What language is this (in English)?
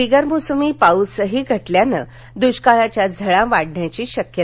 Marathi